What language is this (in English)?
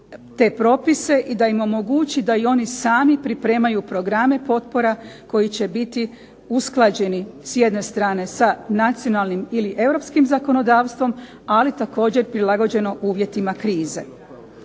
Croatian